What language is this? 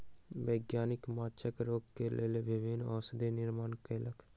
Maithili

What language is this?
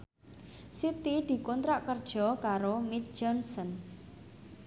Javanese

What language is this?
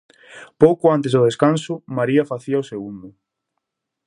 Galician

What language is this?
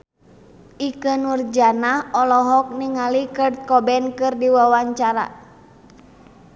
Sundanese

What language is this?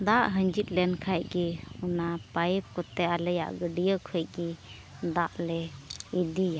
Santali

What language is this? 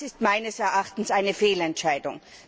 German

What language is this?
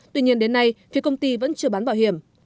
Vietnamese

